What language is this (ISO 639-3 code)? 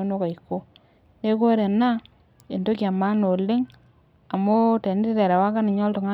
mas